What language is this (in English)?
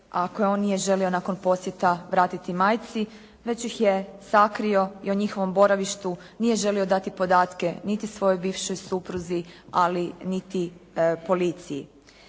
Croatian